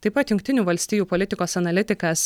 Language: Lithuanian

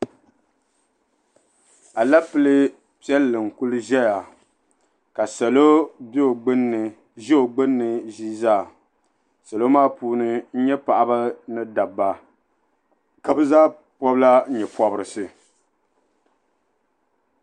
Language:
Dagbani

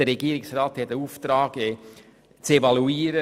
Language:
Swiss German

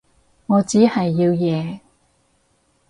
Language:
Cantonese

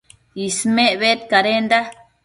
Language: Matsés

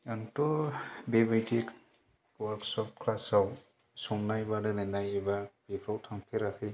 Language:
Bodo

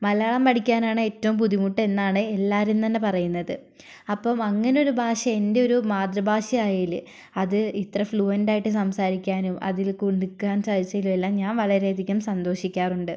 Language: Malayalam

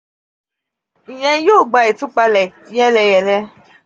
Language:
Yoruba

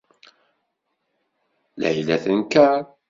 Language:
Kabyle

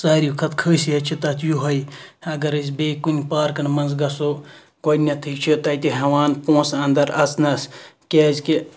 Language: Kashmiri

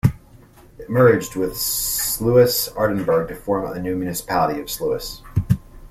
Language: English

